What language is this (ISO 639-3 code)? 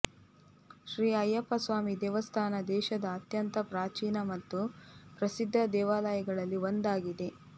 kan